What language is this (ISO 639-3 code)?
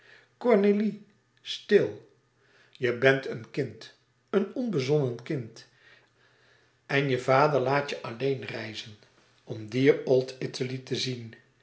nld